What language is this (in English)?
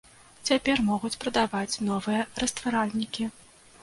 Belarusian